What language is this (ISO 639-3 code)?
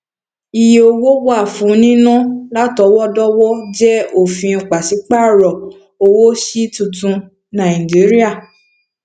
yor